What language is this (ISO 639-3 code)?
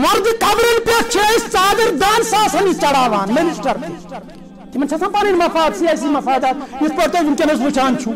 tur